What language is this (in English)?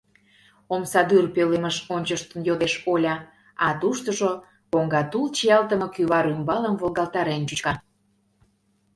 Mari